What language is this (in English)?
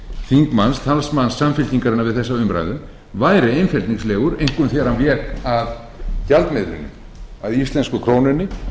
Icelandic